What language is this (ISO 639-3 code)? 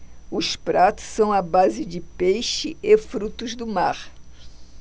por